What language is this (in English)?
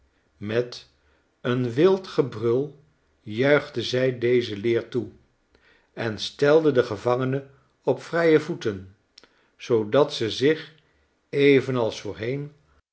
Dutch